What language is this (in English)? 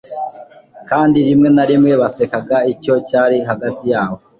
Kinyarwanda